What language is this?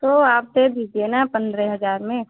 Hindi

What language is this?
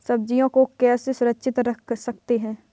Hindi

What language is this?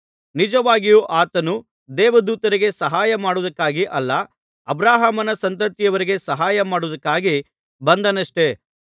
Kannada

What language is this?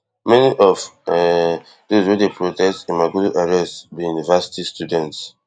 Nigerian Pidgin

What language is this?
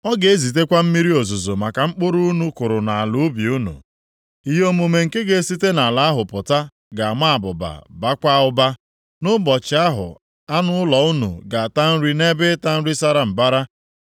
Igbo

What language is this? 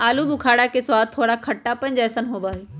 Magahi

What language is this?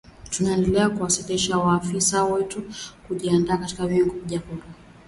Swahili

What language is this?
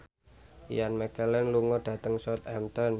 Javanese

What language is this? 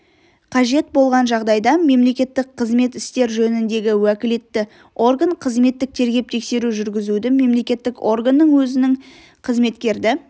Kazakh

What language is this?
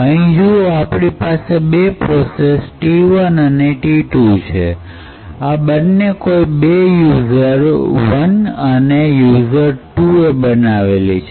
Gujarati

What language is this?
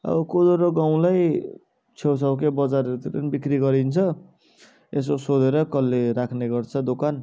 Nepali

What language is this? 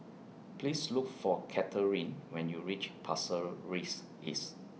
English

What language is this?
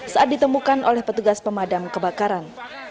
Indonesian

